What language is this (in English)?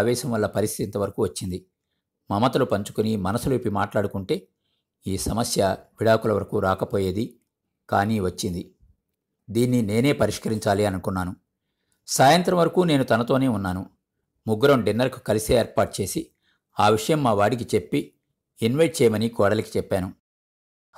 Telugu